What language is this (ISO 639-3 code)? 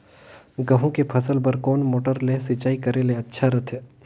hne